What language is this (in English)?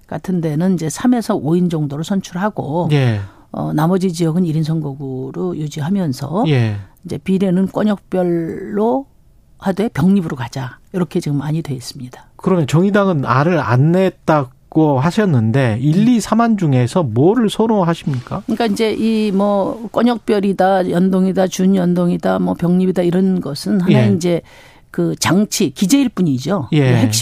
Korean